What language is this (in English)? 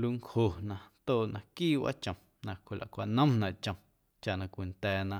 Guerrero Amuzgo